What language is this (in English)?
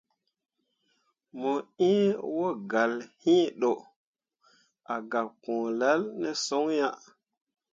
Mundang